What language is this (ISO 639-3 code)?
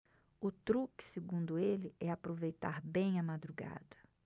por